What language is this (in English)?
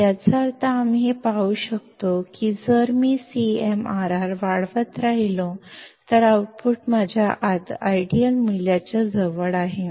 Kannada